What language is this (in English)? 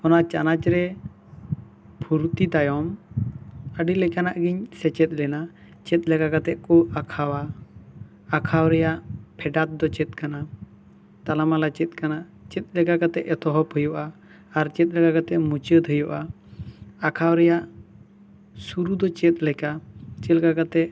Santali